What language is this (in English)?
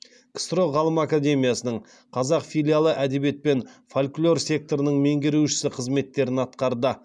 Kazakh